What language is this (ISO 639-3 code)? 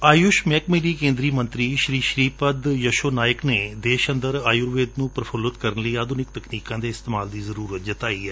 pan